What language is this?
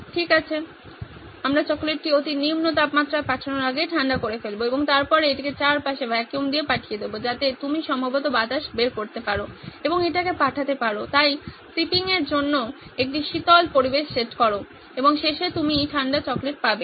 Bangla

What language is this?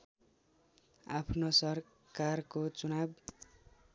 Nepali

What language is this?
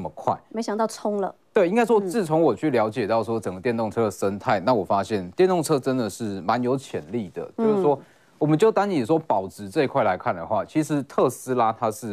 Chinese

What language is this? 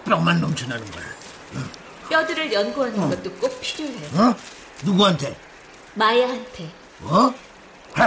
Korean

